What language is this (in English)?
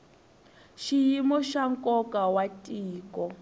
Tsonga